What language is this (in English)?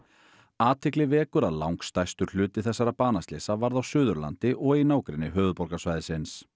Icelandic